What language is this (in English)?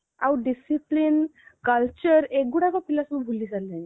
Odia